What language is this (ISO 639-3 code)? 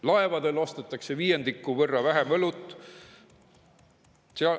est